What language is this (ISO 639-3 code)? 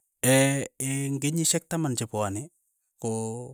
eyo